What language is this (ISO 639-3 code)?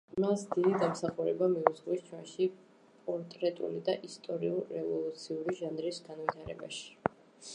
kat